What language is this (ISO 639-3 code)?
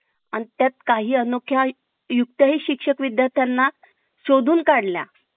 mar